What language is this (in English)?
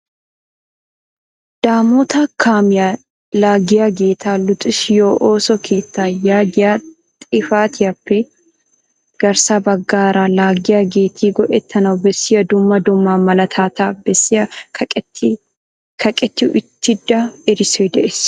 Wolaytta